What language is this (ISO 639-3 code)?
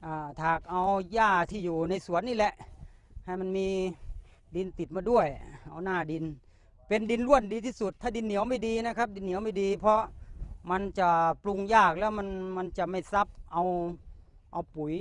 tha